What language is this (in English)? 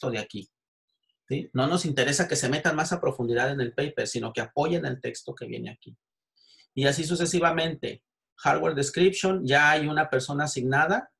Spanish